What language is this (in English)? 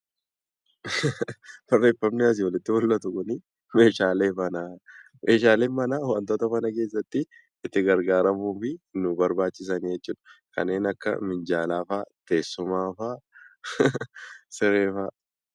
Oromo